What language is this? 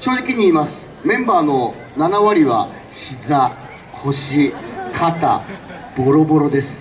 Japanese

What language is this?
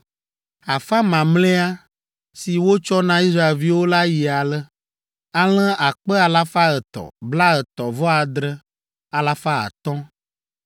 Ewe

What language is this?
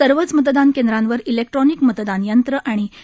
Marathi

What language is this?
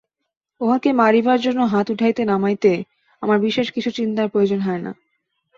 Bangla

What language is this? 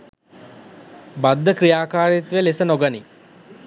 Sinhala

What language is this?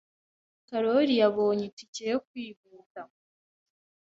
Kinyarwanda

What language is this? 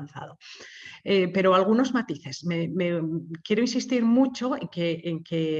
Spanish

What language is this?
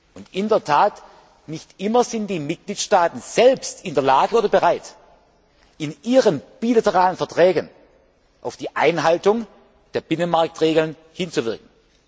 German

